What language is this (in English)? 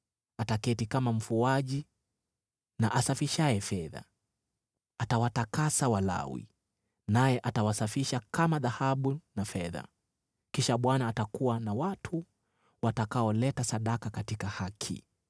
Swahili